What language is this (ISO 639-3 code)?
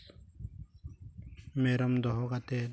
sat